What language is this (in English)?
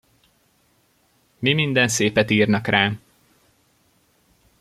Hungarian